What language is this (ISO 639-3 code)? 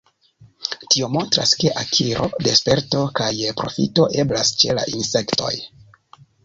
epo